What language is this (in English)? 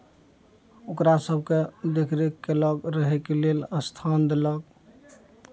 Maithili